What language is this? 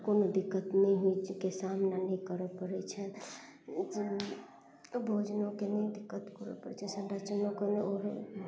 Maithili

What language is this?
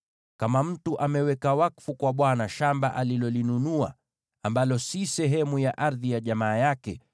Swahili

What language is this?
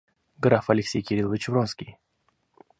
Russian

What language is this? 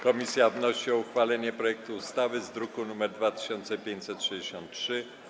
Polish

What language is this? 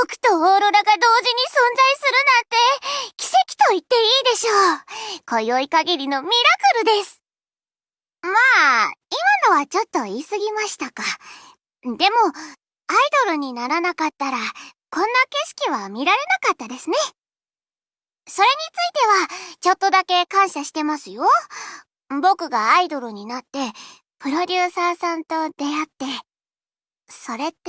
Japanese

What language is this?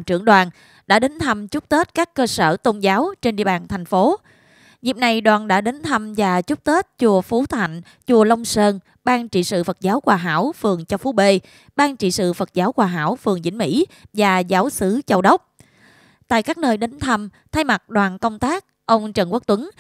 Vietnamese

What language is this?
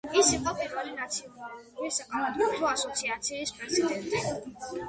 Georgian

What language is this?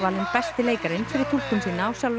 Icelandic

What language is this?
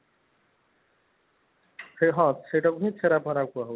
Odia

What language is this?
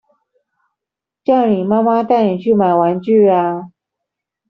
Chinese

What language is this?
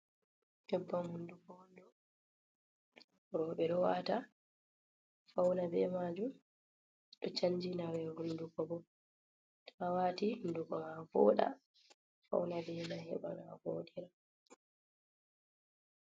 Fula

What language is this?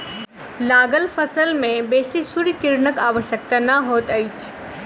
Maithili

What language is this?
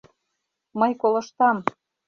Mari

